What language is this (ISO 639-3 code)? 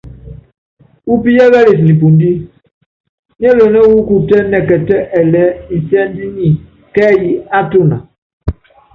yav